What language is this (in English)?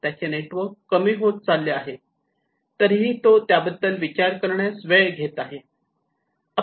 Marathi